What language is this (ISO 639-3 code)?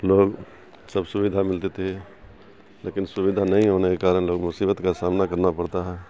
urd